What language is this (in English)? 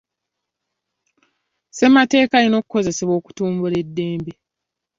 Ganda